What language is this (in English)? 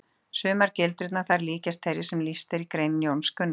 Icelandic